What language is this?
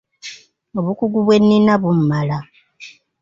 Ganda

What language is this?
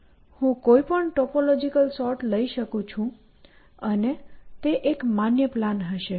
Gujarati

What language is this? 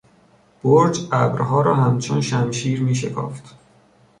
Persian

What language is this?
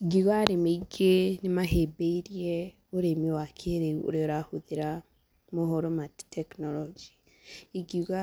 Kikuyu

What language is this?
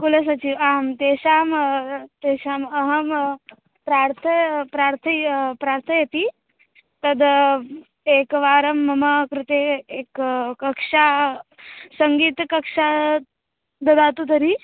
Sanskrit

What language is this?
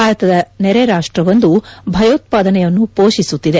Kannada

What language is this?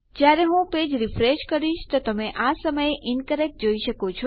Gujarati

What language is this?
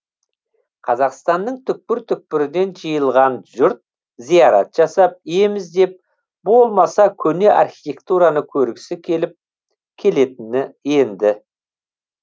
Kazakh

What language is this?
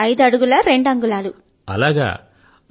Telugu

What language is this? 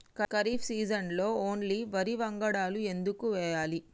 Telugu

